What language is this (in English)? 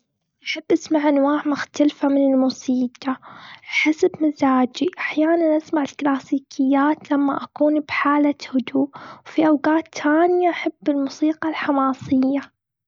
Gulf Arabic